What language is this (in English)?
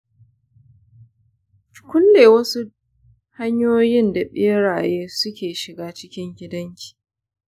Hausa